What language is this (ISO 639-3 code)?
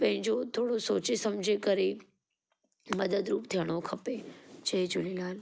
snd